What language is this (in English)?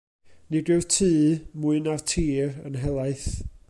Welsh